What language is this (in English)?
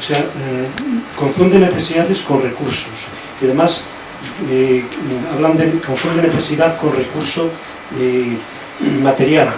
Spanish